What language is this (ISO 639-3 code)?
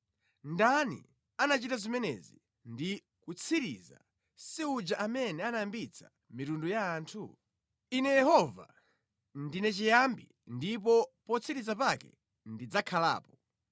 nya